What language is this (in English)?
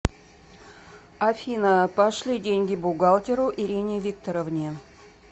Russian